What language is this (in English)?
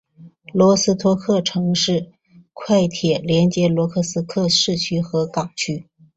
Chinese